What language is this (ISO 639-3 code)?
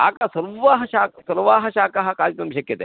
san